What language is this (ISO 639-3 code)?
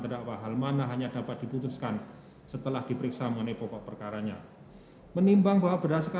ind